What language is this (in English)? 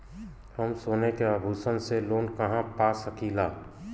Bhojpuri